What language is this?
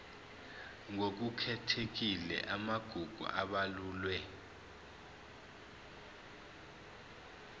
Zulu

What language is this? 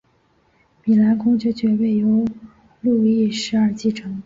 Chinese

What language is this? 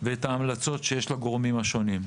Hebrew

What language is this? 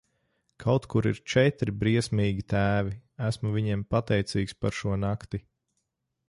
Latvian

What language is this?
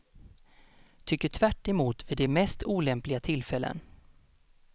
Swedish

